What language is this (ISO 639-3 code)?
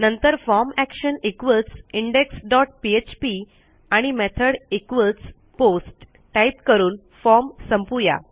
mar